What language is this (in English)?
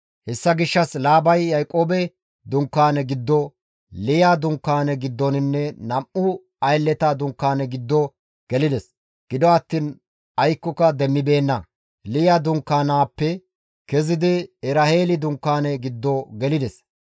Gamo